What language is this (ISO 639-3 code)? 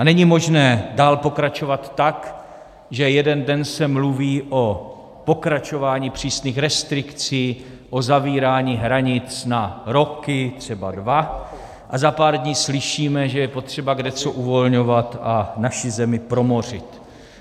ces